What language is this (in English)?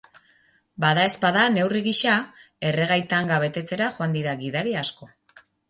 Basque